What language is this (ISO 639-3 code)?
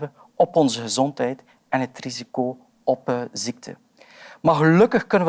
nld